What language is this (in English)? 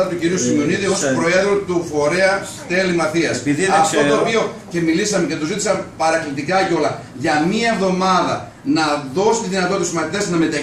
Greek